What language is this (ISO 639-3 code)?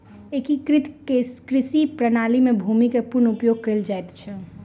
mai